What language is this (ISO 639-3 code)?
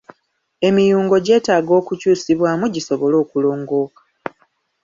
lug